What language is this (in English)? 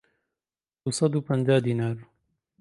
Central Kurdish